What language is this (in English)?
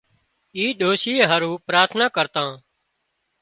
Wadiyara Koli